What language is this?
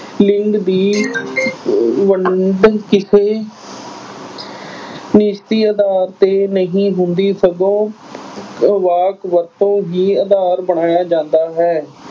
Punjabi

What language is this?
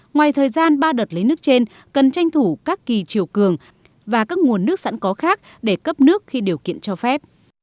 Vietnamese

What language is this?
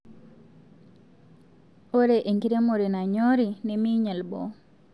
Masai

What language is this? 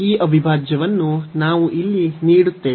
Kannada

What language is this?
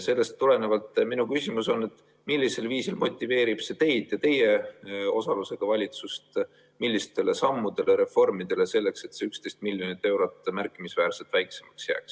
Estonian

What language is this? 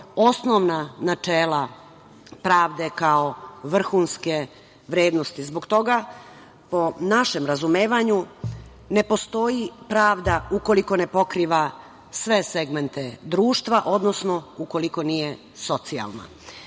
Serbian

